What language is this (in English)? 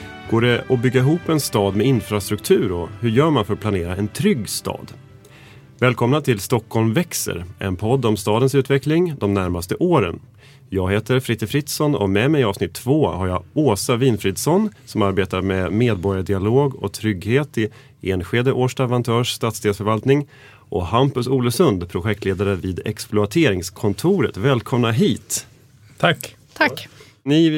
Swedish